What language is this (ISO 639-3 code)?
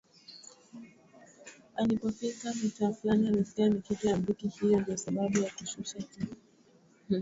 swa